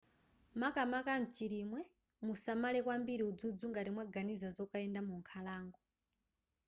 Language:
Nyanja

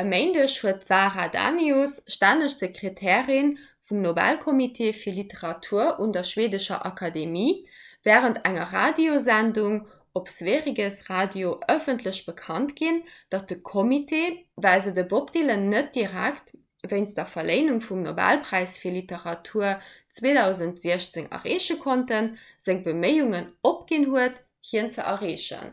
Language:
Luxembourgish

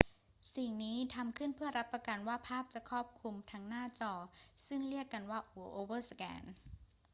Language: Thai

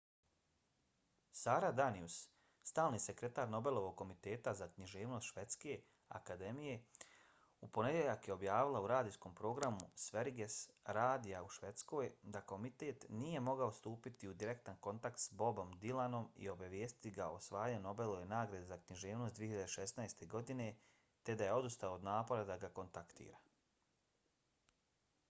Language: Bosnian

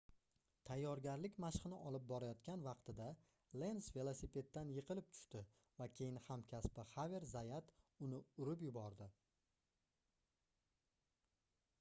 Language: Uzbek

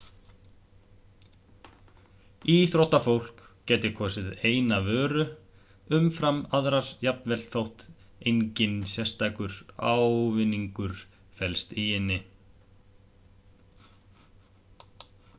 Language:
Icelandic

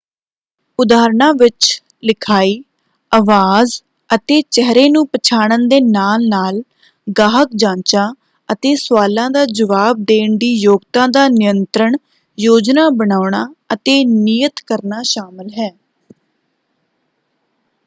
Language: Punjabi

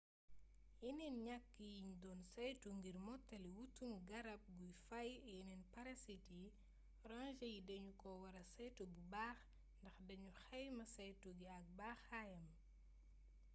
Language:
Wolof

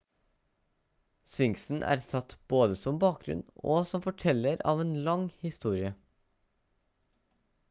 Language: Norwegian Bokmål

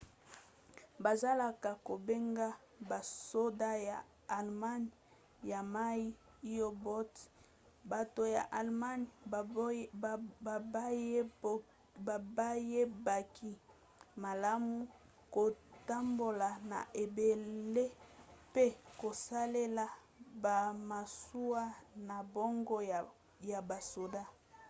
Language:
Lingala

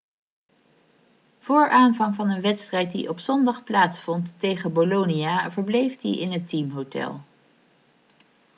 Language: Dutch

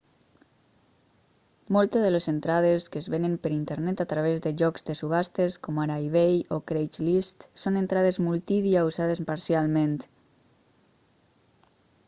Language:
Catalan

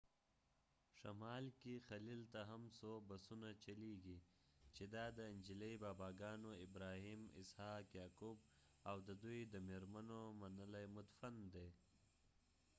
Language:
Pashto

